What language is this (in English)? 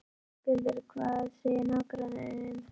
Icelandic